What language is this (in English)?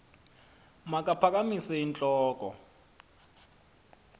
Xhosa